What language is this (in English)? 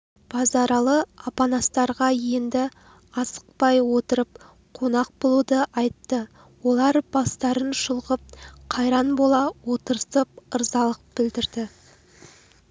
Kazakh